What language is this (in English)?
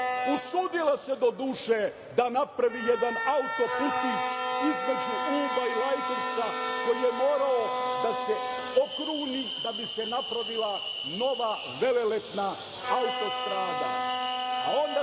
Serbian